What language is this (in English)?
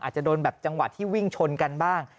Thai